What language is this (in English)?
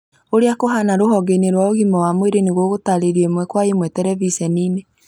Kikuyu